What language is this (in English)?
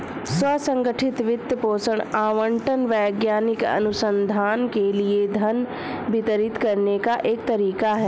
Hindi